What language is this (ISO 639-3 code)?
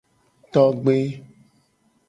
gej